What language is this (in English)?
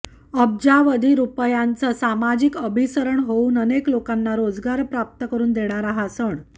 Marathi